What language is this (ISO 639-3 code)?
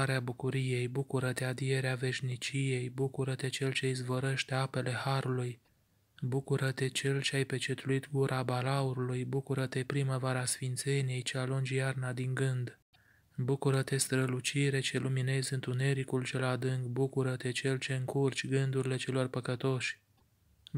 ron